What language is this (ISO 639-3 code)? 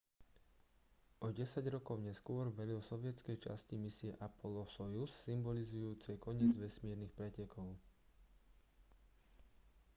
slk